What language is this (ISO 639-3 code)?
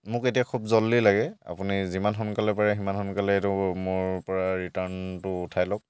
asm